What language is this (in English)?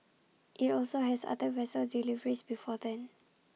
English